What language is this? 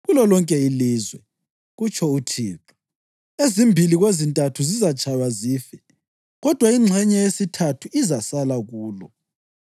North Ndebele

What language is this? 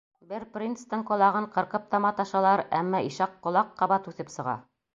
Bashkir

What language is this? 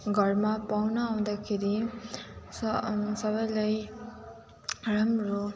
Nepali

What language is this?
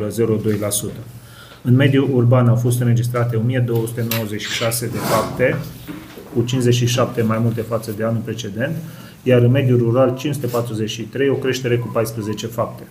Romanian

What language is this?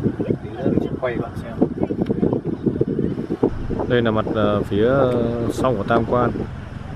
Vietnamese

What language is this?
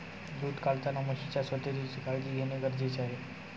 Marathi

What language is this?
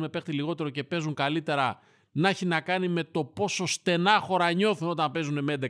Greek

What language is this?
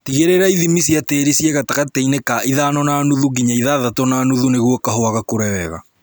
Kikuyu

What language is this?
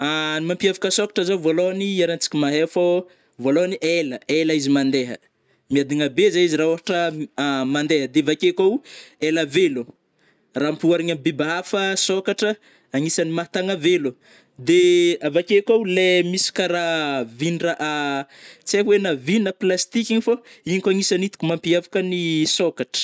Northern Betsimisaraka Malagasy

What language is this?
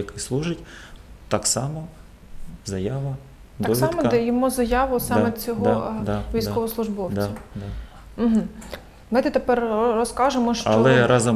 Ukrainian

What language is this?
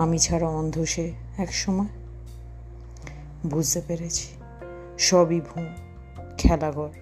Bangla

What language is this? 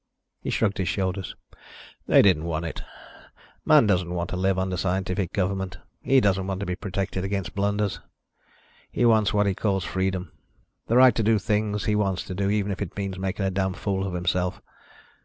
English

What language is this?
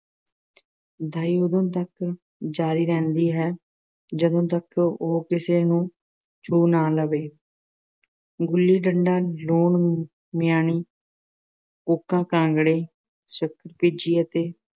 Punjabi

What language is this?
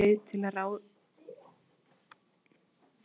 Icelandic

